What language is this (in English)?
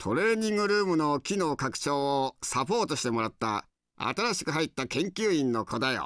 Japanese